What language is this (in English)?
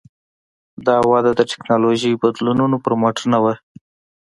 Pashto